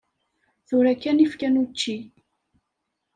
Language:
Kabyle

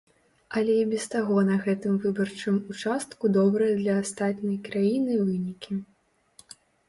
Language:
Belarusian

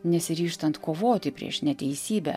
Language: Lithuanian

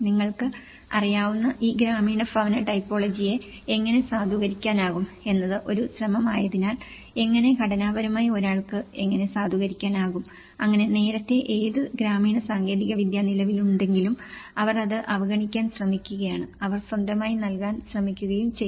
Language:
Malayalam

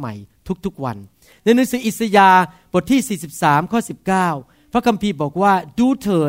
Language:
Thai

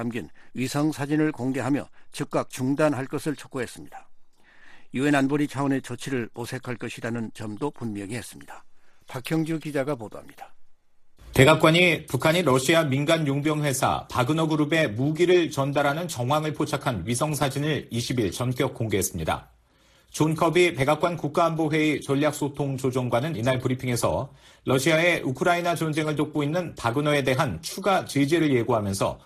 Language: Korean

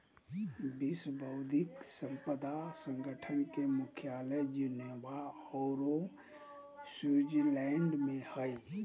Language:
Magahi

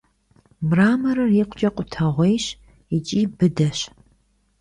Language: Kabardian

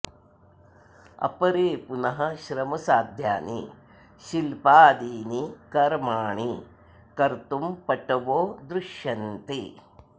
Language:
Sanskrit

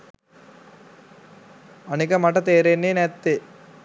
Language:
Sinhala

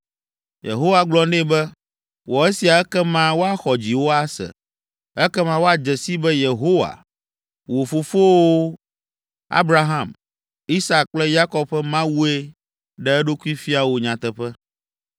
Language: Ewe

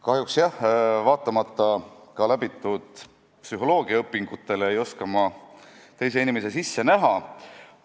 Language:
Estonian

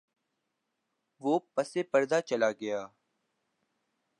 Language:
Urdu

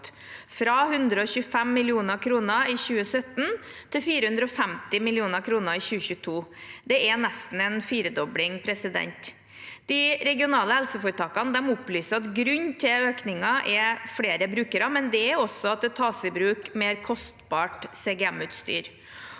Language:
Norwegian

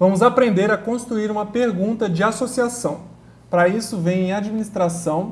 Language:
Portuguese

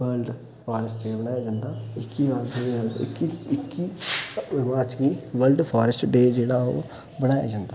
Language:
Dogri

